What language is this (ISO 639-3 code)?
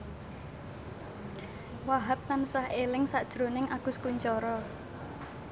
jav